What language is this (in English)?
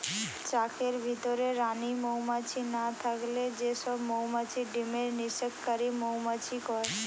Bangla